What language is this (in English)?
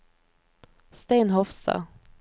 Norwegian